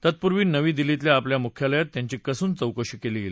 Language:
Marathi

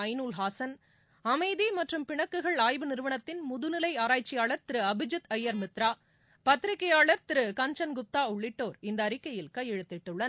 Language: Tamil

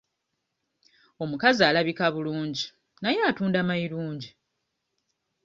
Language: Ganda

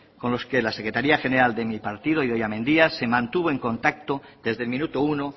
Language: Spanish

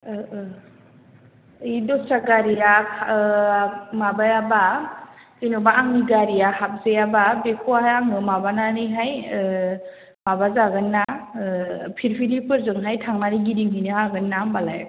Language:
Bodo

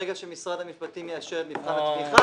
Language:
Hebrew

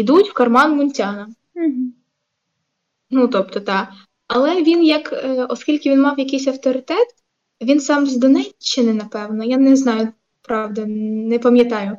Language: Ukrainian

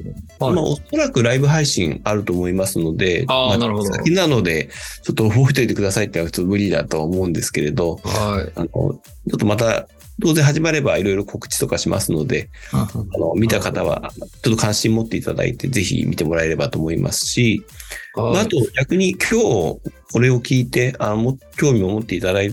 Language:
Japanese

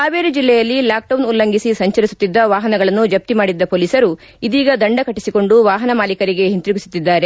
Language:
Kannada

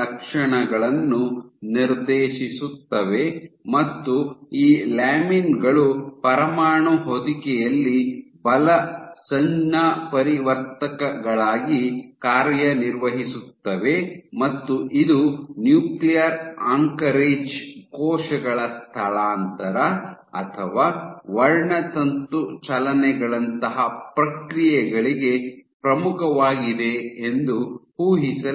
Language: Kannada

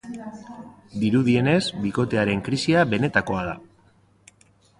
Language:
Basque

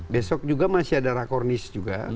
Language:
Indonesian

